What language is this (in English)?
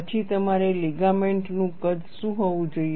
Gujarati